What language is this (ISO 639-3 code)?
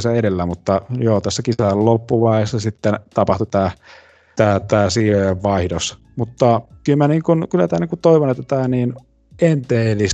fin